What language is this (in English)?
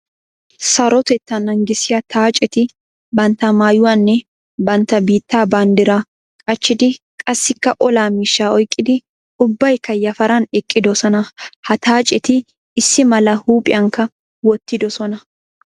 Wolaytta